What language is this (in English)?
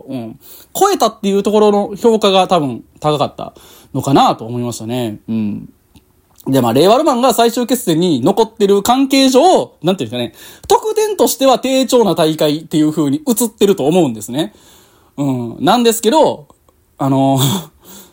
Japanese